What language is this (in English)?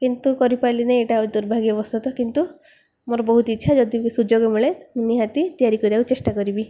Odia